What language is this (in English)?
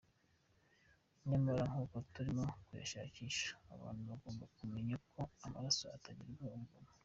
Kinyarwanda